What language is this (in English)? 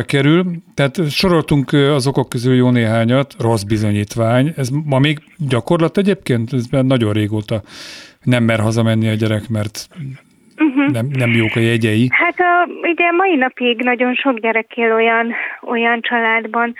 Hungarian